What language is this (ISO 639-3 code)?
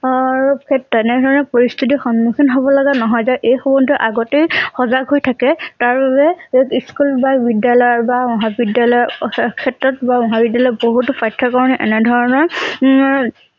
asm